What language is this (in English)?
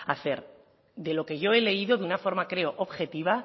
Spanish